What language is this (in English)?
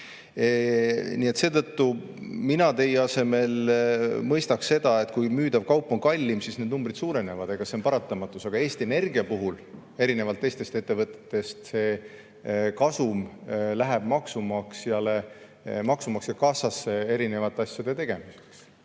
Estonian